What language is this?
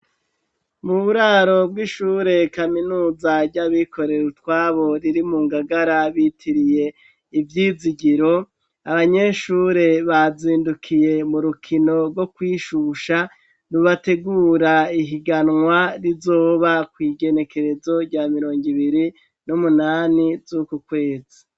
Rundi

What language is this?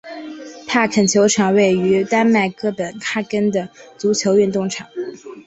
Chinese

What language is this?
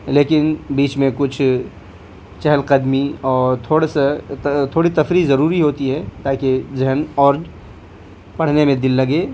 Urdu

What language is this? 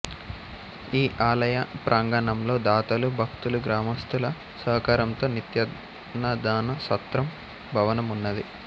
Telugu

